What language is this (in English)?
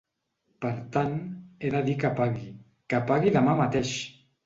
Catalan